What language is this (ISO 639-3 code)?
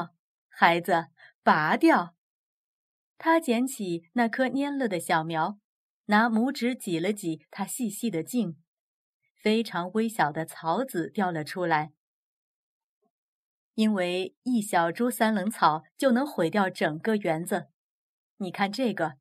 zho